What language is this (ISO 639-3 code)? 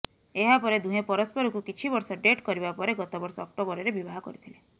ori